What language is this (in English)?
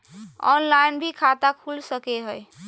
Magahi